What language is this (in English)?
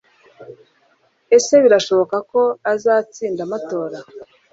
Kinyarwanda